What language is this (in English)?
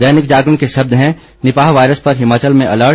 Hindi